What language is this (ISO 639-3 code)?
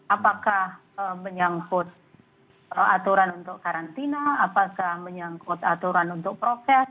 ind